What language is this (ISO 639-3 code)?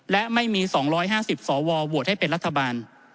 tha